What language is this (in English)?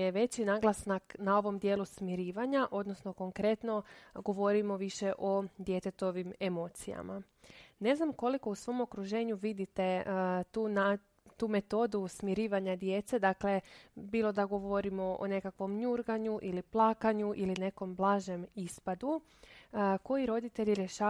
Croatian